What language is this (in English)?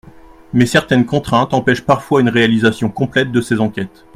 French